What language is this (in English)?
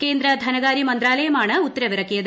Malayalam